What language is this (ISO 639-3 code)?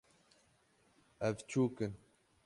kur